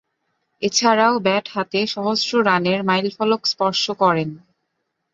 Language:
Bangla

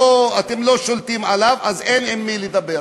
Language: Hebrew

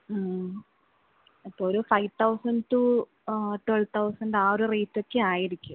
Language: Malayalam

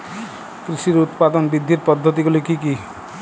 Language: Bangla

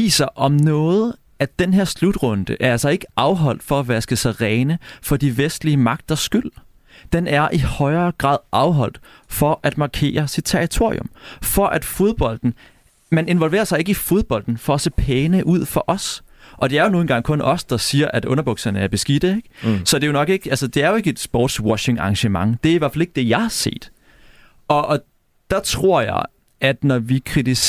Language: Danish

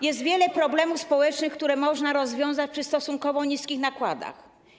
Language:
Polish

